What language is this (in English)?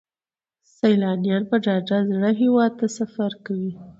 Pashto